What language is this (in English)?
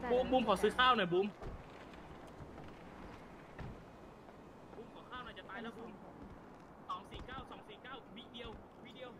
Thai